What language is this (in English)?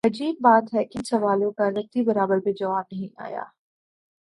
Urdu